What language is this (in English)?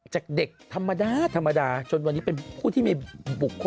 Thai